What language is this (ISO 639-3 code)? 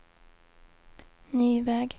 swe